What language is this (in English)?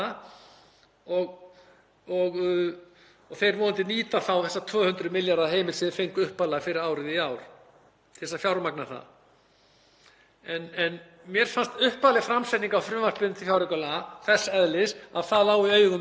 Icelandic